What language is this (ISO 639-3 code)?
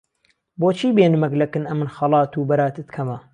ckb